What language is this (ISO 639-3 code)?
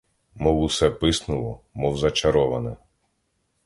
ukr